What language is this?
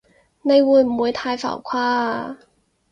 Cantonese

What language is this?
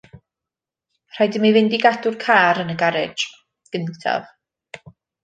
Welsh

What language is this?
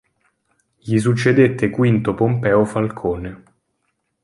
Italian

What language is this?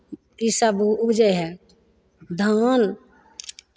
Maithili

